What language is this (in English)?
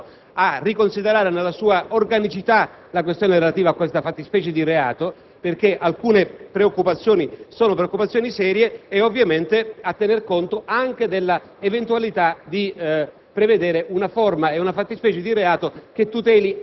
Italian